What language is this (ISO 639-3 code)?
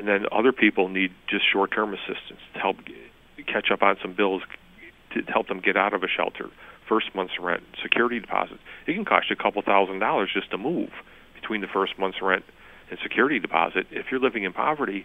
eng